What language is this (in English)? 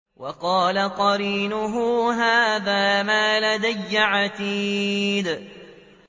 Arabic